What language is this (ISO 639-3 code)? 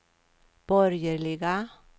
swe